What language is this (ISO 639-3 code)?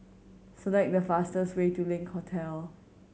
eng